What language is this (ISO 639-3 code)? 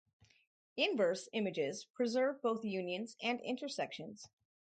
eng